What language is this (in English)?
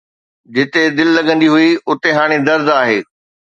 Sindhi